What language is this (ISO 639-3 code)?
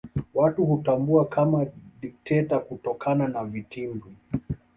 swa